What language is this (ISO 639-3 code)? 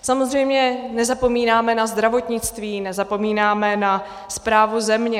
ces